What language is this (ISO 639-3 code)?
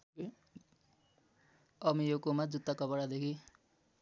nep